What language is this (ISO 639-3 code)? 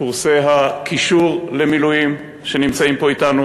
heb